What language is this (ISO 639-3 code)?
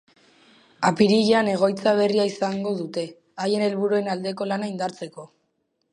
eus